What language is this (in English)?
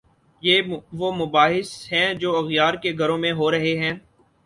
Urdu